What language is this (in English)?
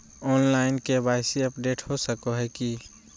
Magahi